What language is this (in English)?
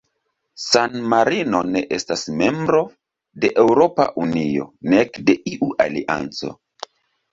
Esperanto